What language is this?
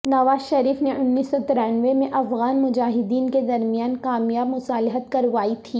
Urdu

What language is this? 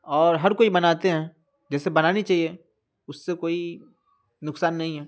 Urdu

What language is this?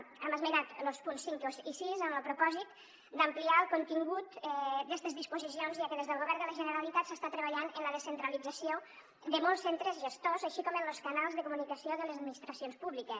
Catalan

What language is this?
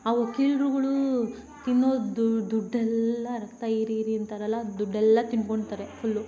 Kannada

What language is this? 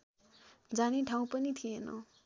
Nepali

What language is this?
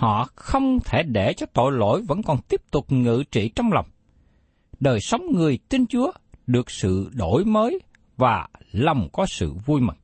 Vietnamese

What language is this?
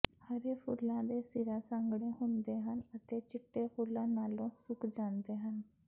Punjabi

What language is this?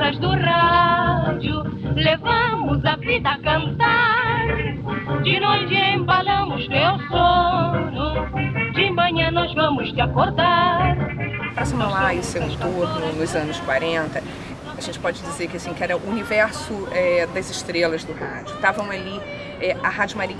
Portuguese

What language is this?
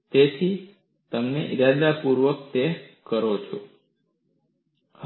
Gujarati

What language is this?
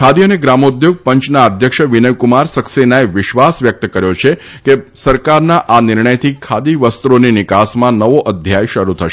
Gujarati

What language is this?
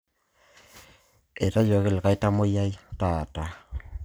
Masai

